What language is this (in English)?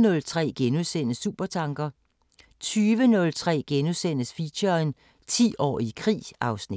Danish